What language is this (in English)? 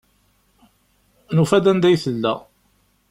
Kabyle